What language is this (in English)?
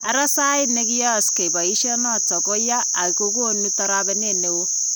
Kalenjin